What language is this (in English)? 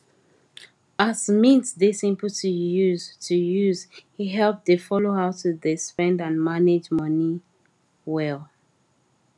Nigerian Pidgin